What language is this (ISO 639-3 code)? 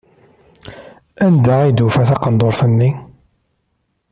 kab